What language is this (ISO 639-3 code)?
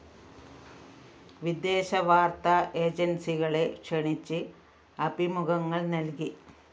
mal